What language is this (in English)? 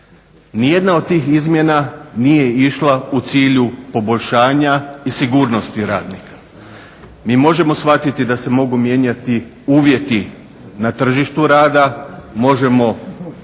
Croatian